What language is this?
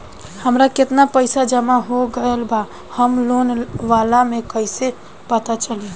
Bhojpuri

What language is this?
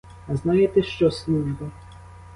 Ukrainian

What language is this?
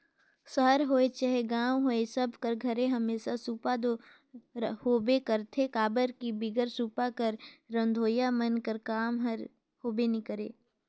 Chhattisgarhi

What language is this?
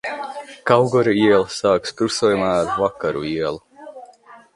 Latvian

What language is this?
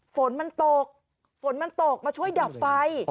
Thai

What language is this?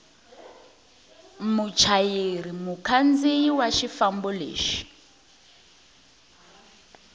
Tsonga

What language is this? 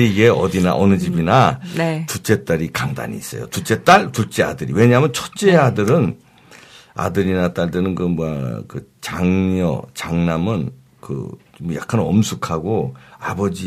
Korean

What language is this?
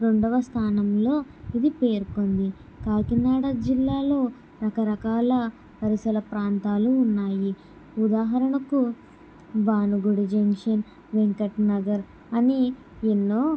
Telugu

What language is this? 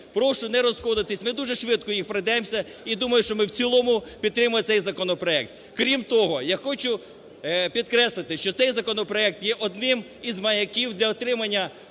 Ukrainian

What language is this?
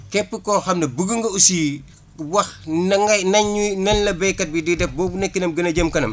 Wolof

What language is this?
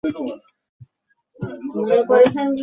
Bangla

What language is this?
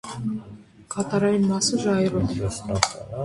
Armenian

